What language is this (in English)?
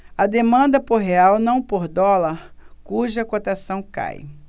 Portuguese